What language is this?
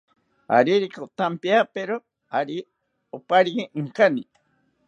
South Ucayali Ashéninka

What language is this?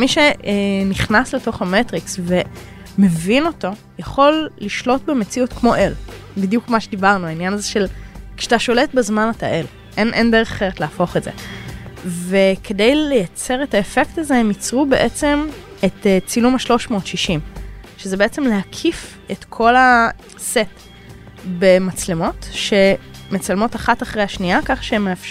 Hebrew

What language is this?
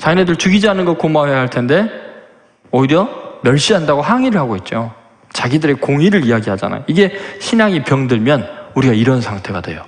Korean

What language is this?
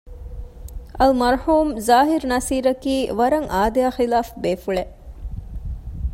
Divehi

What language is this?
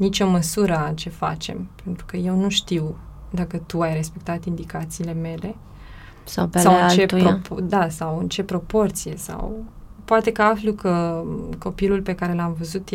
Romanian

